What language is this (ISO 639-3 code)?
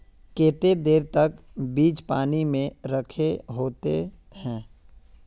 mag